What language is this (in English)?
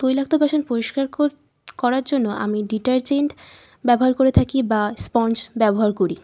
Bangla